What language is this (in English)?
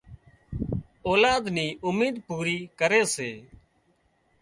Wadiyara Koli